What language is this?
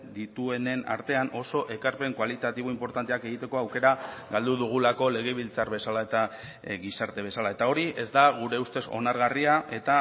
Basque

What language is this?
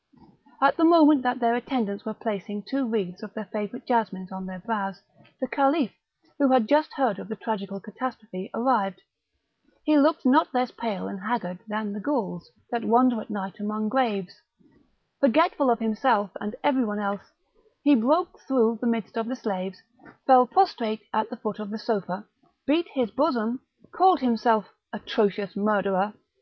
English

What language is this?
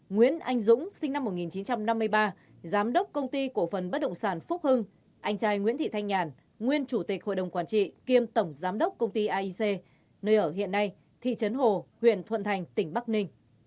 Vietnamese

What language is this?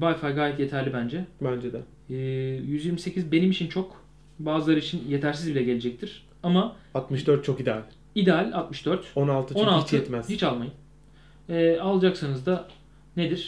Turkish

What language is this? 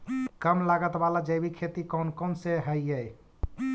Magahi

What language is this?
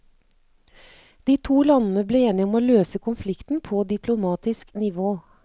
Norwegian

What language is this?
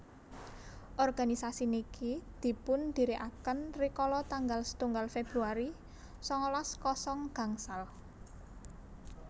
Javanese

